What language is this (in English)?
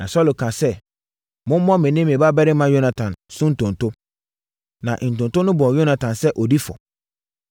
Akan